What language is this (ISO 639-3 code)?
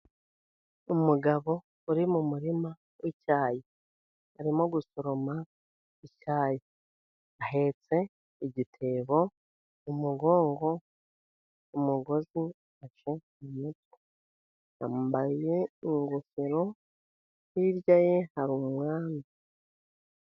kin